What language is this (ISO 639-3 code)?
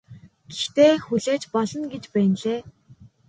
mon